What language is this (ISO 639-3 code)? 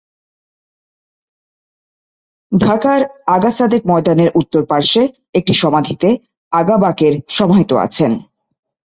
ben